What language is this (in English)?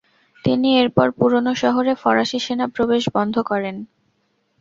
Bangla